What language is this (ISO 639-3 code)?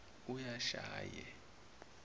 zul